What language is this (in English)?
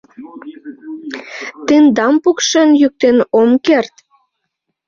Mari